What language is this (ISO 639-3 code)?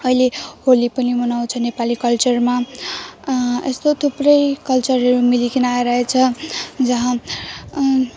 nep